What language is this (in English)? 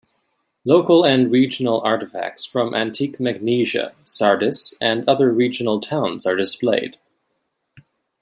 English